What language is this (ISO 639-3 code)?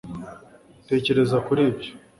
kin